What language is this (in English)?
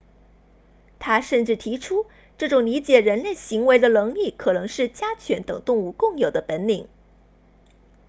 Chinese